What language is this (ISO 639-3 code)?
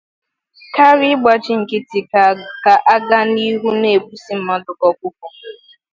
ibo